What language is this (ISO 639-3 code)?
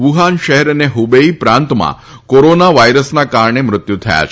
guj